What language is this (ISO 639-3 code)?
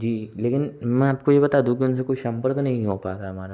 hin